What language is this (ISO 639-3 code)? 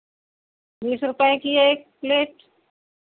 hin